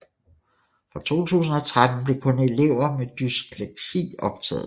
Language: Danish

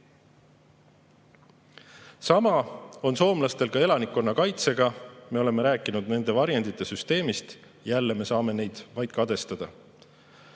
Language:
Estonian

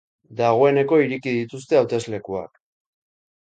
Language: Basque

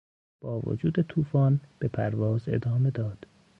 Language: Persian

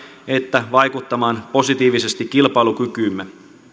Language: Finnish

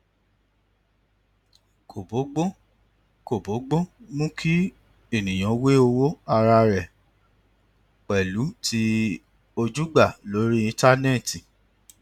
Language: Yoruba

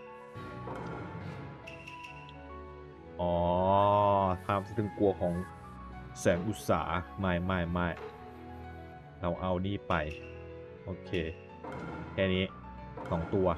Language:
Thai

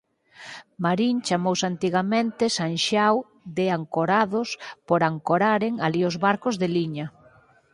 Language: Galician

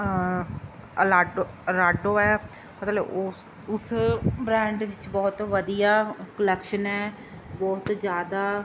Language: Punjabi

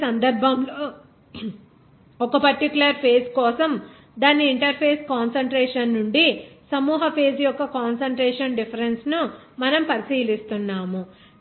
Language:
Telugu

